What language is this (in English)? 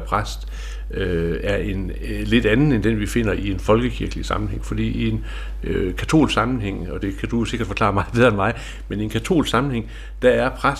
Danish